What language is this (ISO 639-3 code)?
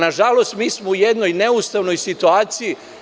srp